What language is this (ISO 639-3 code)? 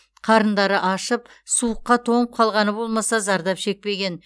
kaz